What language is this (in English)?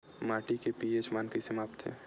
Chhattisgarhi